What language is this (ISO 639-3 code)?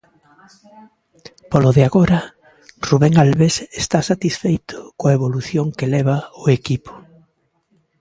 glg